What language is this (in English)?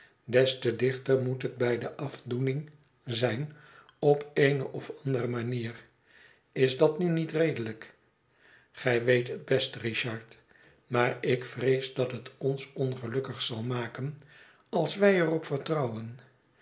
Dutch